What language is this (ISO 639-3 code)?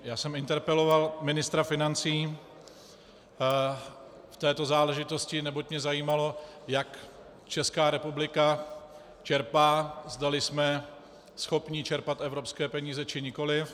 ces